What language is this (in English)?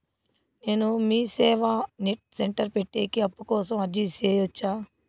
Telugu